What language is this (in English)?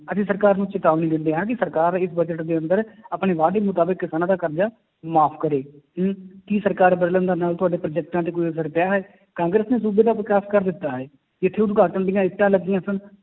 Punjabi